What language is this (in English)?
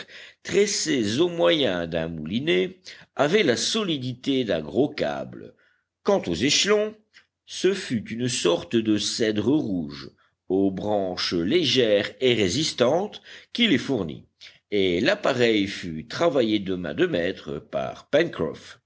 French